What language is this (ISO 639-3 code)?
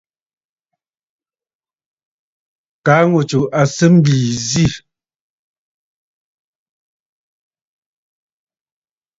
bfd